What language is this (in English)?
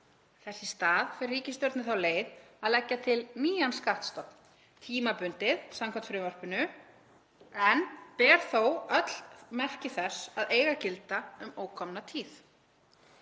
Icelandic